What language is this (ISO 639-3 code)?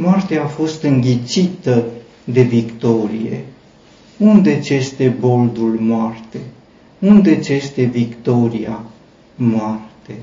ron